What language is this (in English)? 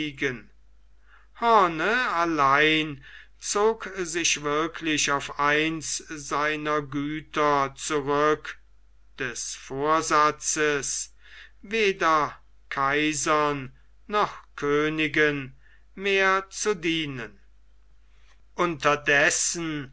German